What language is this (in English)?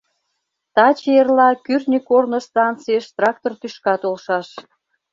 Mari